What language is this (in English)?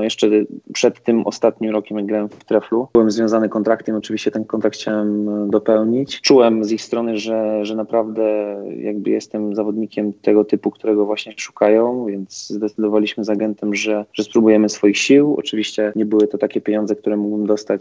Polish